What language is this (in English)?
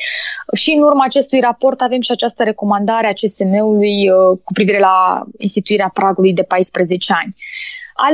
Romanian